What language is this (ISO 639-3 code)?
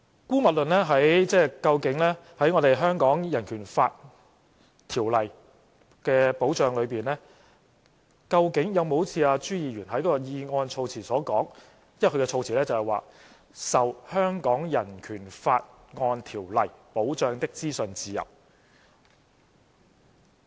yue